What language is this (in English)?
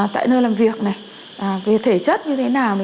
Vietnamese